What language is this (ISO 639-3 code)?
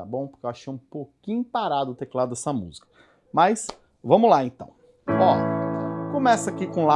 por